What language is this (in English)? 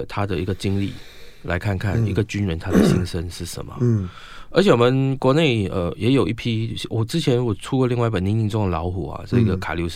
Chinese